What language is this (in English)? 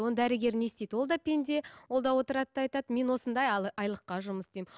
Kazakh